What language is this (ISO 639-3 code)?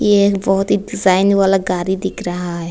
hin